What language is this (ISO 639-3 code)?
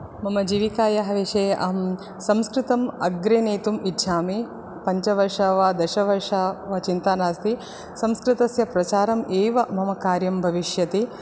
san